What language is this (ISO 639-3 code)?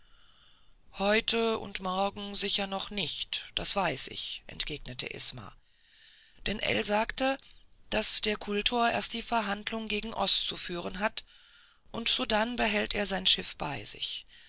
deu